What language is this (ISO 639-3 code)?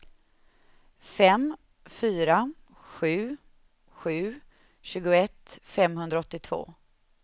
swe